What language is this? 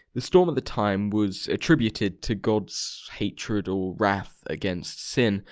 English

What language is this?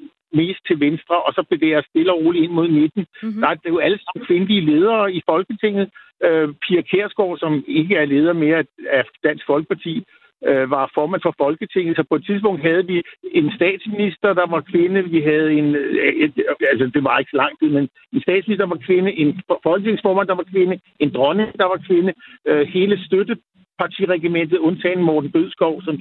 Danish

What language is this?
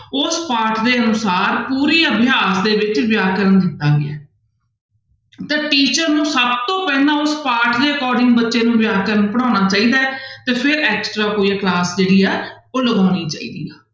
Punjabi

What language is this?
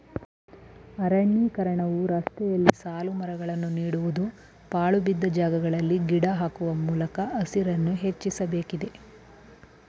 Kannada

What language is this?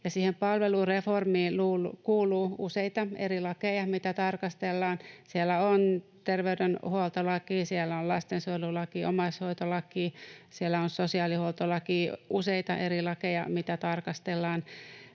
Finnish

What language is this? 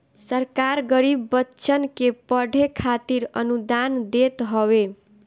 Bhojpuri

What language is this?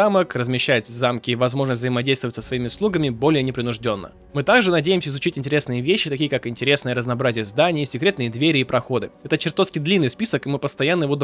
Russian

